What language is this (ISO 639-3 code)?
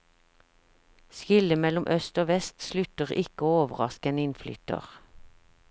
nor